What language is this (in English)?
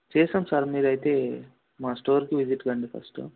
Telugu